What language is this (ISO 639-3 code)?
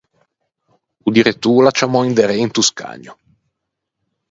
lij